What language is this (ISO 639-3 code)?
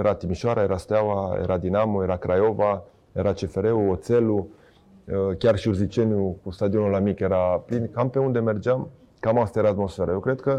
ron